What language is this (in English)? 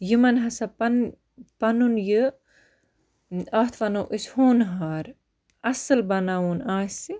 Kashmiri